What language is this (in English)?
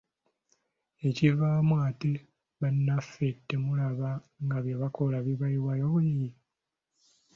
Ganda